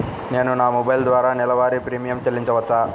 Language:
Telugu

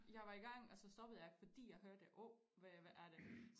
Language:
Danish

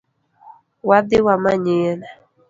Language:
Luo (Kenya and Tanzania)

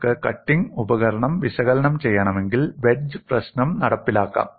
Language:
Malayalam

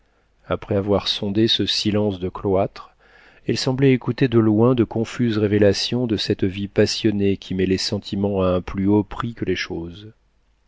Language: French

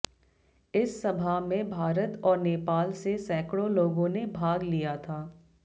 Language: Hindi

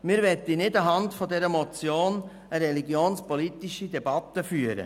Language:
Swiss German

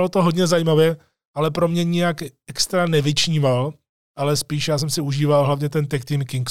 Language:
Czech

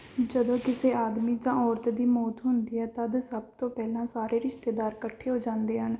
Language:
Punjabi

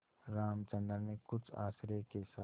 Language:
Hindi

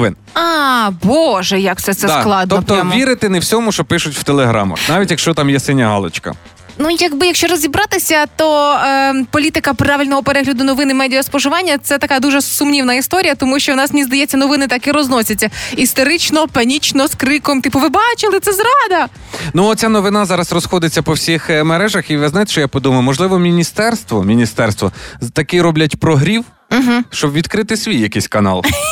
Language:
Ukrainian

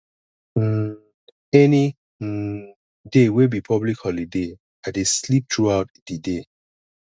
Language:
Nigerian Pidgin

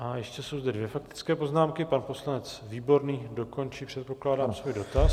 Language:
Czech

